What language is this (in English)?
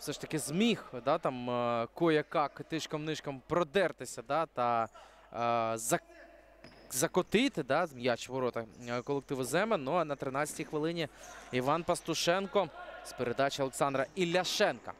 Ukrainian